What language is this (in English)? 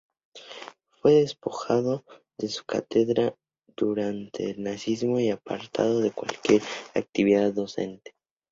Spanish